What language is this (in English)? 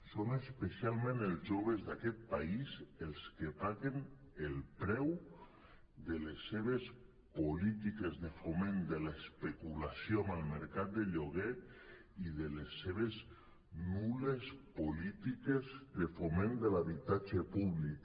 Catalan